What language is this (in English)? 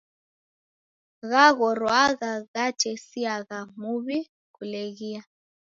Taita